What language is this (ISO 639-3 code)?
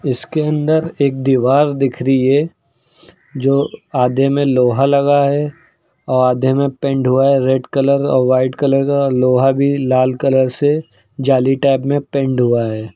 hin